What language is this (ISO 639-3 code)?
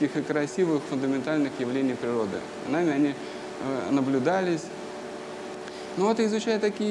rus